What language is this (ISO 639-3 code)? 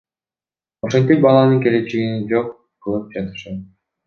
kir